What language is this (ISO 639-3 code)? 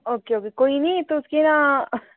doi